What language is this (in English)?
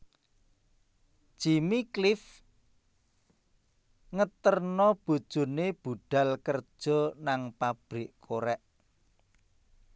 Javanese